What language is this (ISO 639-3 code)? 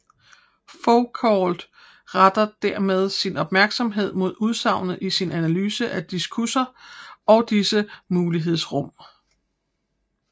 dan